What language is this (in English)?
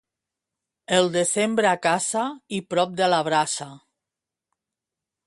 Catalan